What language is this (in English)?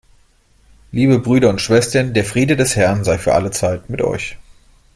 German